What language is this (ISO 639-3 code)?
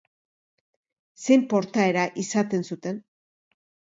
eus